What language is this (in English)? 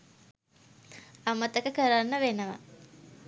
Sinhala